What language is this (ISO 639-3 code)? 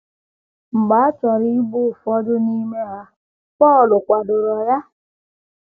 ibo